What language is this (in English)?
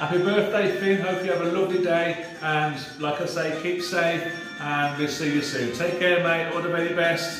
English